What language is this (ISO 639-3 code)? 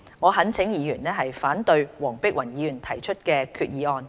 yue